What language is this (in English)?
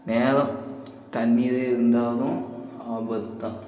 Tamil